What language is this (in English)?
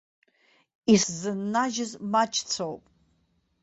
Abkhazian